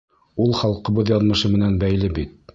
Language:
Bashkir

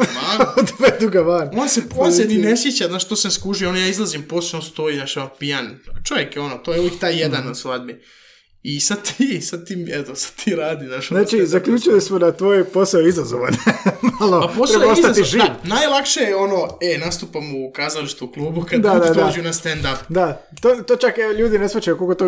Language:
Croatian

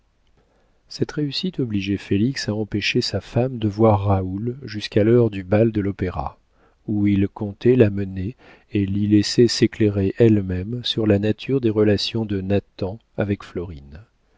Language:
French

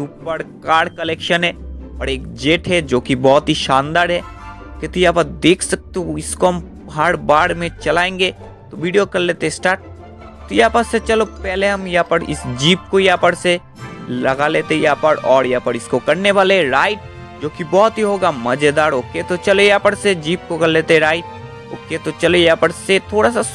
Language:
Hindi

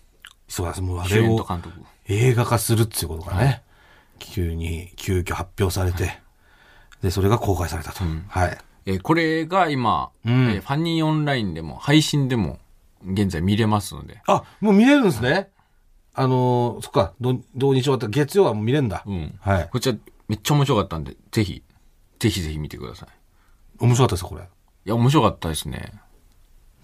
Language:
Japanese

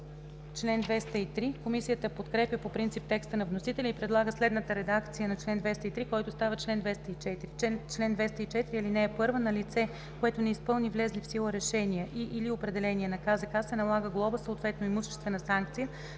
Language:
Bulgarian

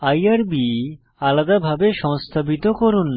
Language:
Bangla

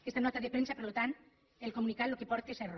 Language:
Catalan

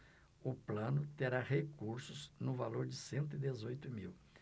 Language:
Portuguese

